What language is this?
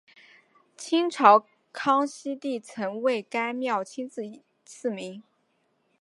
Chinese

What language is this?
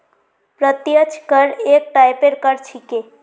Magahi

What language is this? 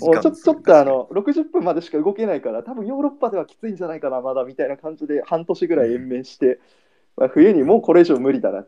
Japanese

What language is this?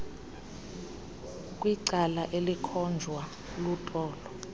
Xhosa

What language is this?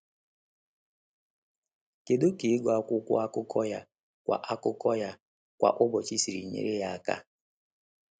Igbo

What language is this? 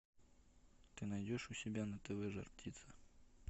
Russian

